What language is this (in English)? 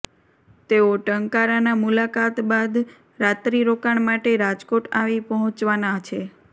Gujarati